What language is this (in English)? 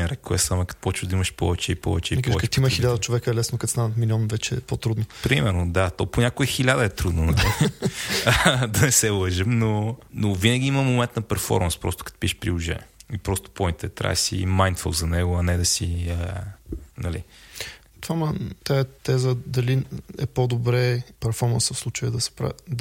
Bulgarian